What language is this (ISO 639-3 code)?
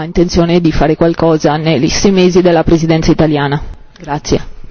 ita